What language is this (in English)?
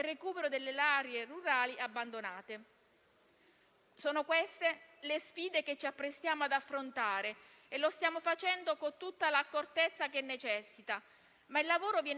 Italian